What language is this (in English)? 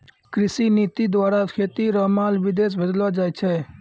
Maithili